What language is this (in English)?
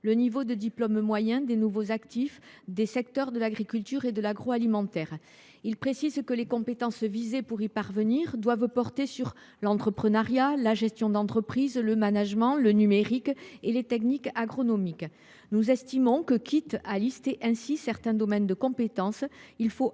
French